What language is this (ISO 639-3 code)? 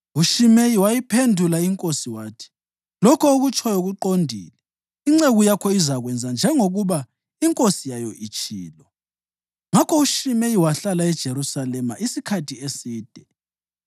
nde